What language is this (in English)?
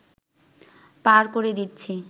Bangla